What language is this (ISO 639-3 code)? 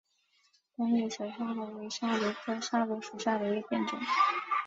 zho